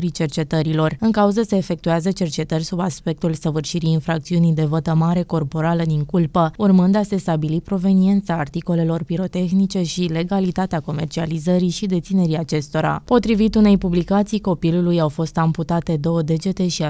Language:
Romanian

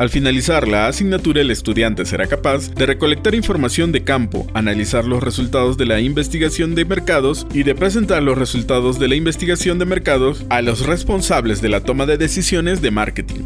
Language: Spanish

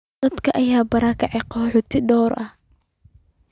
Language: Somali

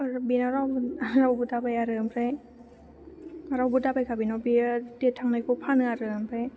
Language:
Bodo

